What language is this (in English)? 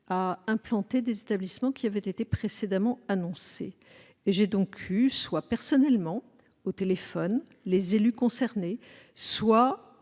French